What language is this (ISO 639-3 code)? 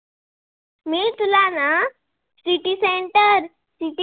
mar